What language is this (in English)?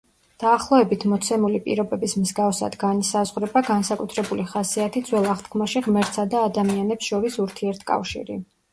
Georgian